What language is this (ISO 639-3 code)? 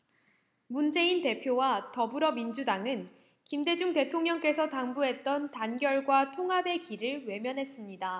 kor